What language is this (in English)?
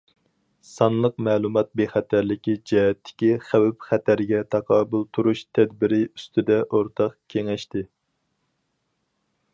Uyghur